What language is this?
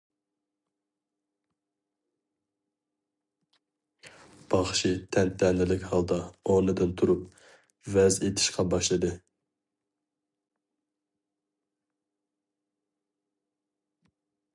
Uyghur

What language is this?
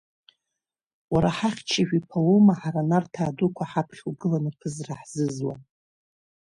Abkhazian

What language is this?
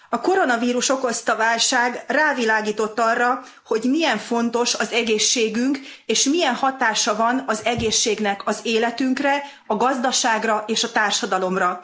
Hungarian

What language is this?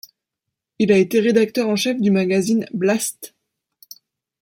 French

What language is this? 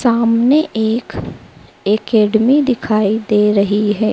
Hindi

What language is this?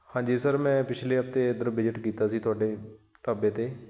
Punjabi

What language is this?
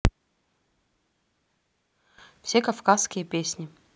Russian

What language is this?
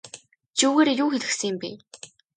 Mongolian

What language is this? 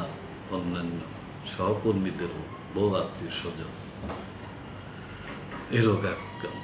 Hindi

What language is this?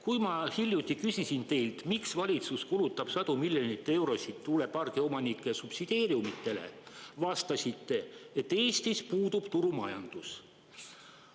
Estonian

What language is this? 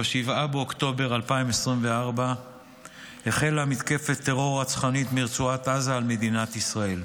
Hebrew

